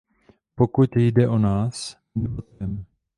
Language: Czech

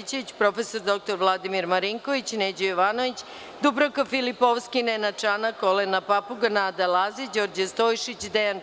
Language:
Serbian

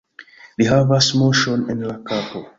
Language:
Esperanto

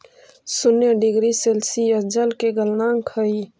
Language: Magahi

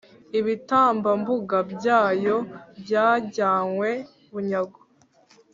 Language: Kinyarwanda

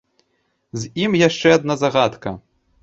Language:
Belarusian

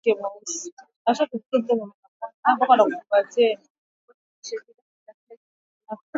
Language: Swahili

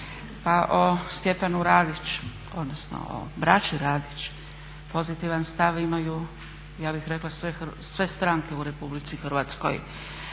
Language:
Croatian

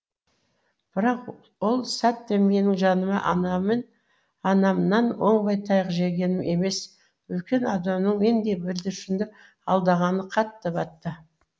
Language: Kazakh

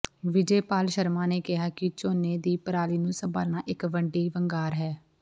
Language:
Punjabi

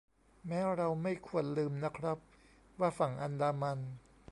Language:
Thai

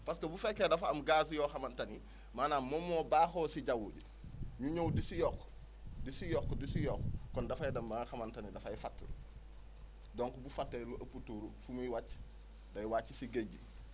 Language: Wolof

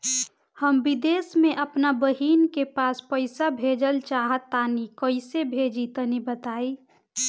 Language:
Bhojpuri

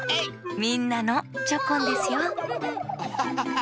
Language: Japanese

